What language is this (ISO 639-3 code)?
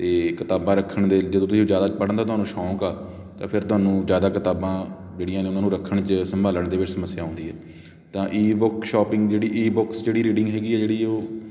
pan